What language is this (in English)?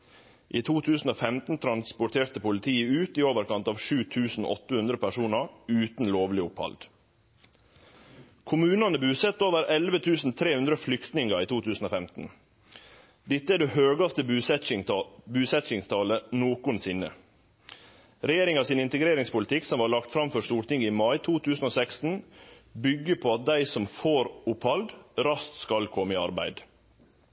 Norwegian Nynorsk